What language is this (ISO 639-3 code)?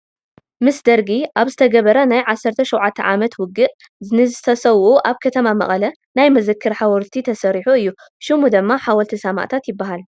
tir